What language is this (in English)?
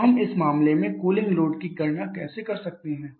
Hindi